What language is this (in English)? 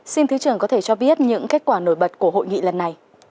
Vietnamese